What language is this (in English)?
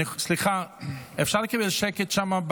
Hebrew